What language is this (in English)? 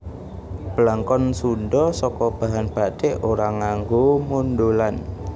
Javanese